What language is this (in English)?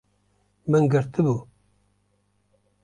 Kurdish